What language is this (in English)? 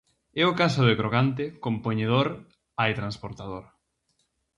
Galician